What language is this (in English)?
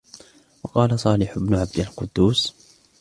Arabic